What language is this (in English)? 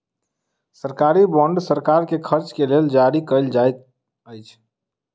Maithili